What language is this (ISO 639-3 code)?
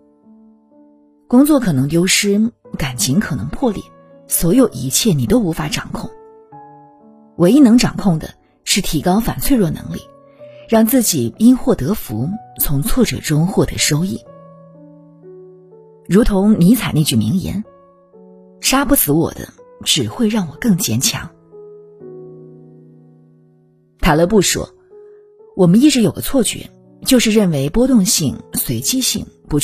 zho